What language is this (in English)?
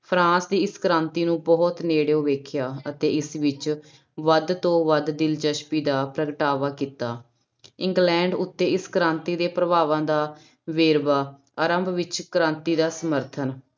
Punjabi